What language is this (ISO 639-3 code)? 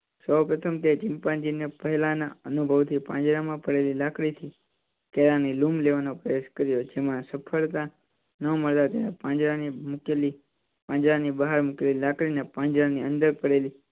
guj